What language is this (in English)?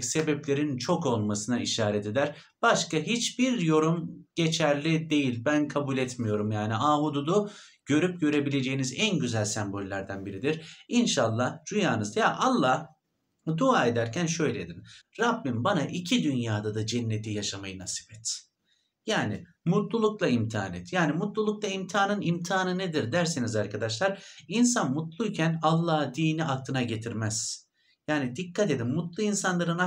Turkish